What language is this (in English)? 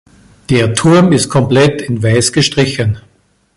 German